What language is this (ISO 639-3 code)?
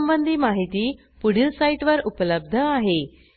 mar